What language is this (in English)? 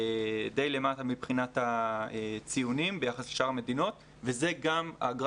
Hebrew